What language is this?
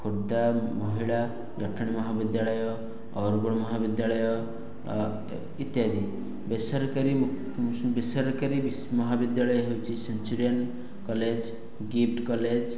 Odia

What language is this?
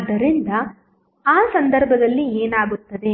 Kannada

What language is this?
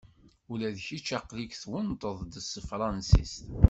Kabyle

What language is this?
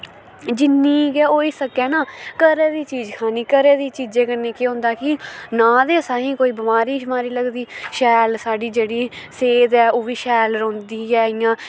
Dogri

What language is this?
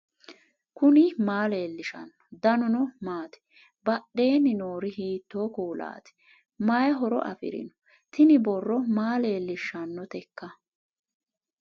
Sidamo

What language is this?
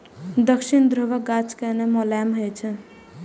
Maithili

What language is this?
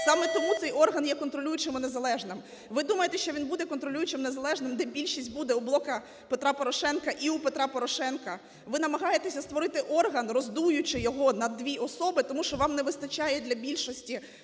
Ukrainian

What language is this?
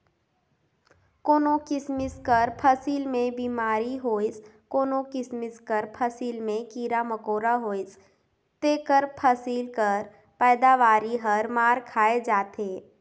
Chhattisgarhi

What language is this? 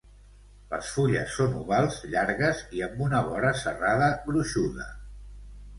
Catalan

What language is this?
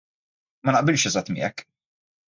Maltese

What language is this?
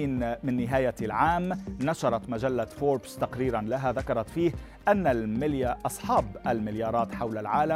Arabic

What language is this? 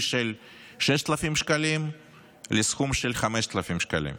Hebrew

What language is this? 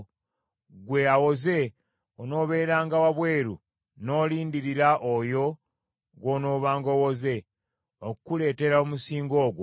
Ganda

